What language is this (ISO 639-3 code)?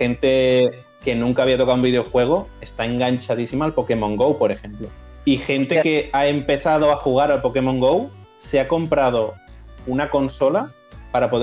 spa